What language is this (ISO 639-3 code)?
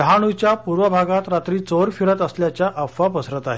mar